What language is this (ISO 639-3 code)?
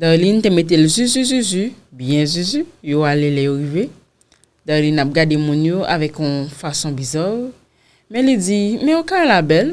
fra